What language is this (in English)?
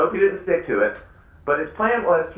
English